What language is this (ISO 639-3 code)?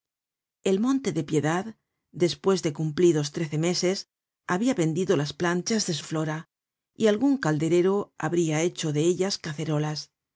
spa